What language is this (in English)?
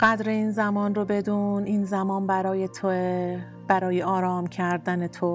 Persian